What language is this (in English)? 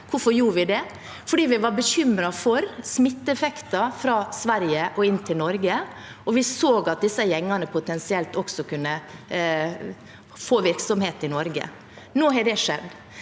Norwegian